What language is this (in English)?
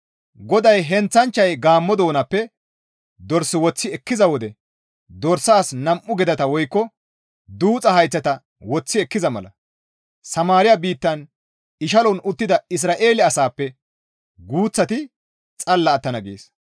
Gamo